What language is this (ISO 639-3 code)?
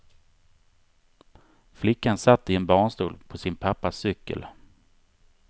swe